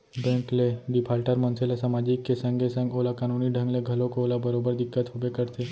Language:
Chhattisgarhi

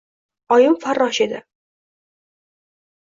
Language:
Uzbek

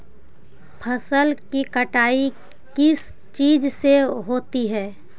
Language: Magahi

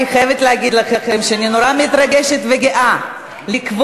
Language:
Hebrew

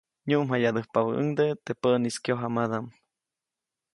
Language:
Copainalá Zoque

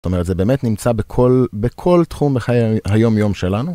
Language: Hebrew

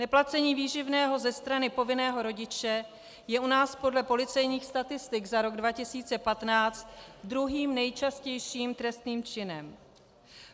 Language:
Czech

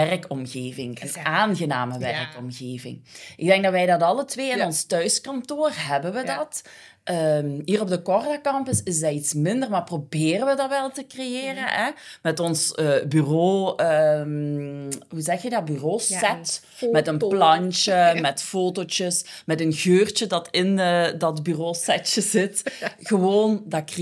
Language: Dutch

